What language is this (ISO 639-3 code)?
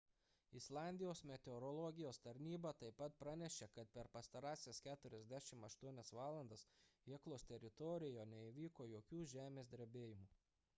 lit